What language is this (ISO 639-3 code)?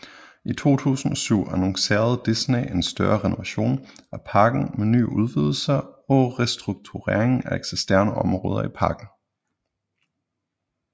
dan